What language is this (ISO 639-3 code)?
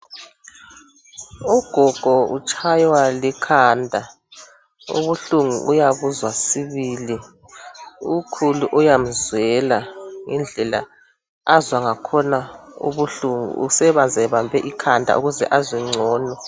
nde